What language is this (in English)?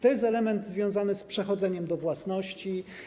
Polish